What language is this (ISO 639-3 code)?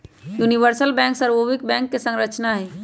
mag